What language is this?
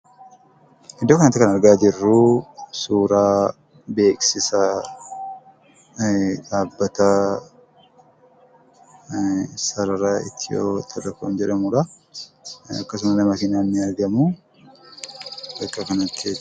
Oromo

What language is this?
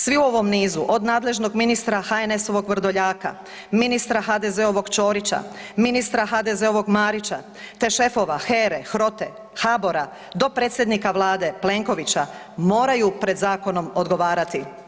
Croatian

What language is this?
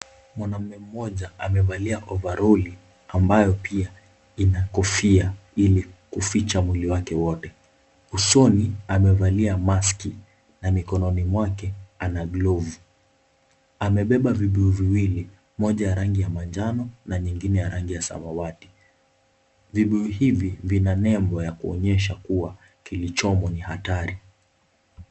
Swahili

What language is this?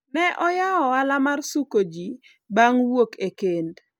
Luo (Kenya and Tanzania)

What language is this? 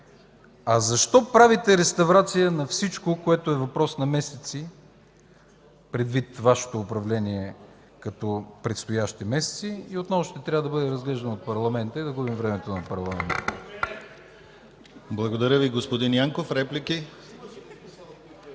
Bulgarian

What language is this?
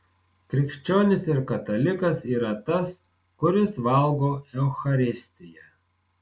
Lithuanian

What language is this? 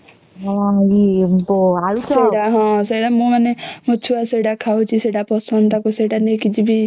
Odia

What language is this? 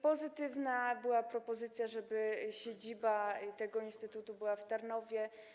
Polish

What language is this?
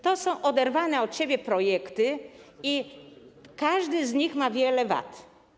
Polish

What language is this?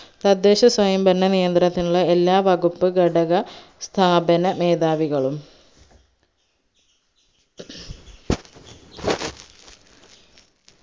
Malayalam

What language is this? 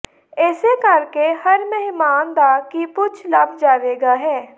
Punjabi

